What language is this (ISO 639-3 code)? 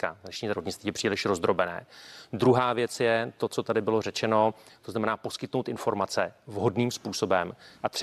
ces